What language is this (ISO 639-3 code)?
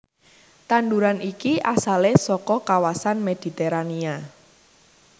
jav